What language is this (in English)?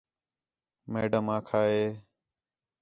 Khetrani